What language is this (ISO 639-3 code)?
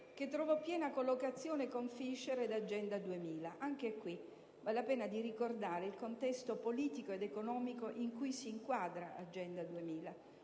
ita